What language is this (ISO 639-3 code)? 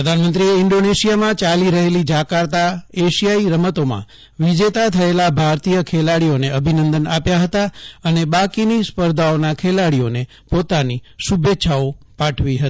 guj